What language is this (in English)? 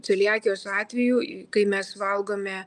Lithuanian